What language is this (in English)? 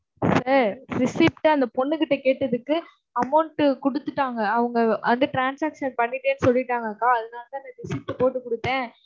Tamil